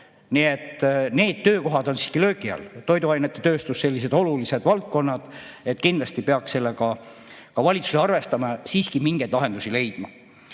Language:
Estonian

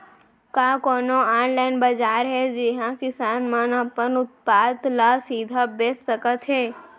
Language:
Chhattisgarhi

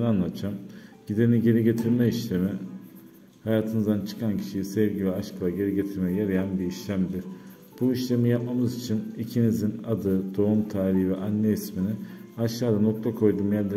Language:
Turkish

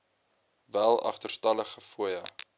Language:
Afrikaans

